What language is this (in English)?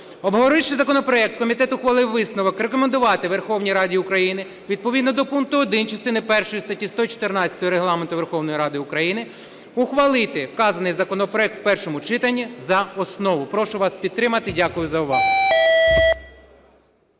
Ukrainian